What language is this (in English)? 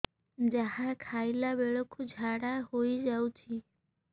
Odia